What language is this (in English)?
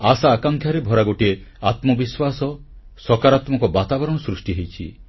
Odia